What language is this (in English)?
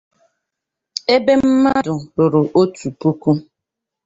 Igbo